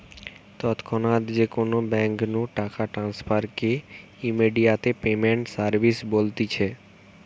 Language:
Bangla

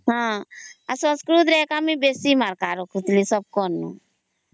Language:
Odia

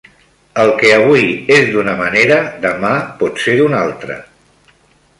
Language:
Catalan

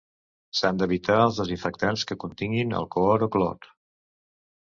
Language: Catalan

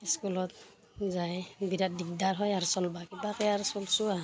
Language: Assamese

